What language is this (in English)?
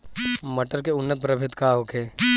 Bhojpuri